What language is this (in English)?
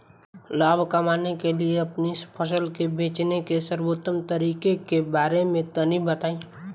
Bhojpuri